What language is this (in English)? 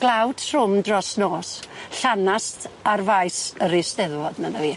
Welsh